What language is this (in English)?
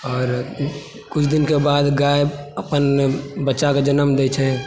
Maithili